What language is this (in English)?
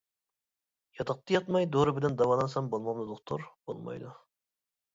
Uyghur